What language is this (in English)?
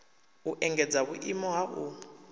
Venda